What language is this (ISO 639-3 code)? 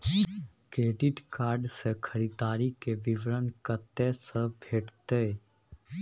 mai